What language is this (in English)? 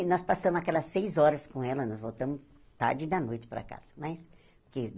Portuguese